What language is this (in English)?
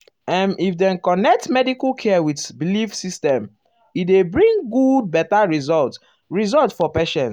Nigerian Pidgin